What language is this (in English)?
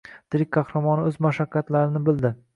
Uzbek